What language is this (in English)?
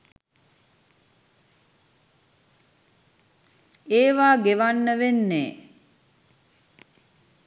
Sinhala